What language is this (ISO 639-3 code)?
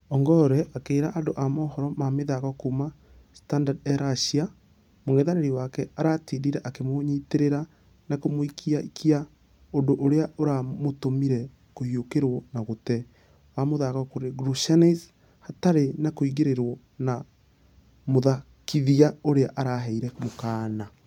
kik